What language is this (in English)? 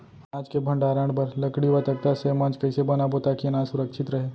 Chhattisgarhi